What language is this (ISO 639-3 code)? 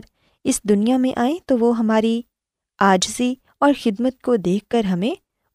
urd